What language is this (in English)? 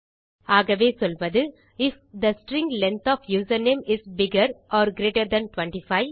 Tamil